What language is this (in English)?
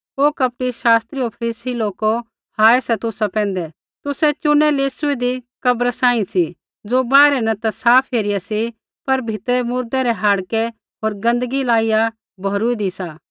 Kullu Pahari